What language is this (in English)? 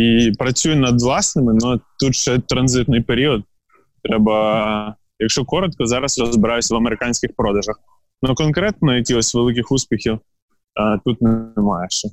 Ukrainian